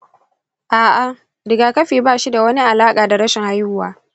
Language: Hausa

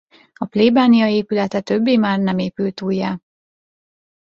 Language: Hungarian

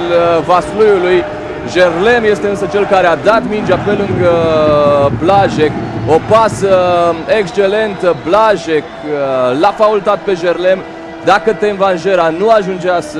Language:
Romanian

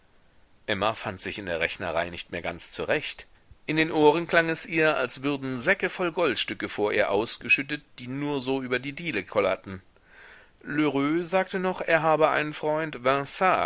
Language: German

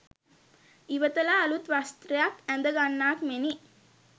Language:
Sinhala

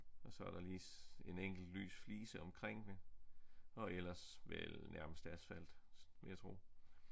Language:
Danish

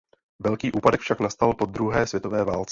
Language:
Czech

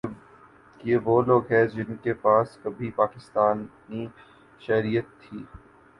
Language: Urdu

